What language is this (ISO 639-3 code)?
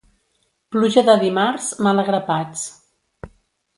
cat